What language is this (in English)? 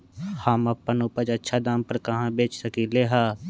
Magahi